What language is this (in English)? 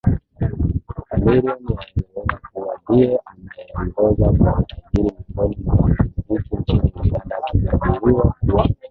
Swahili